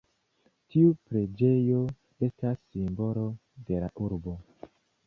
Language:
Esperanto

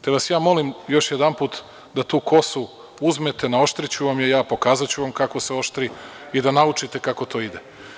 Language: Serbian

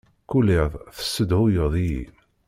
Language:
Kabyle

